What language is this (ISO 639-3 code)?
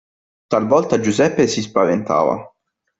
ita